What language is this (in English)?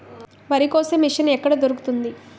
Telugu